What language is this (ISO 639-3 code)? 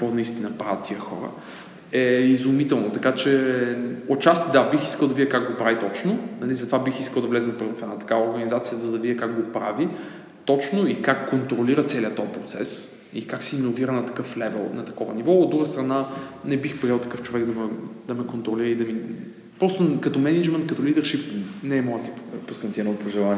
bul